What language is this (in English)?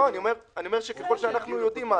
Hebrew